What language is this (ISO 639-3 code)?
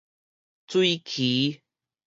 nan